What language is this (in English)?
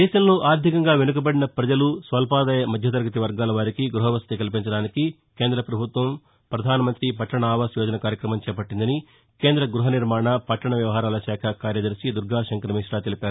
Telugu